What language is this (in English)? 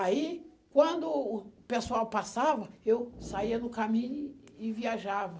Portuguese